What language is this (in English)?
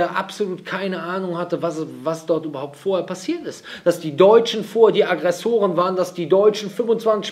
German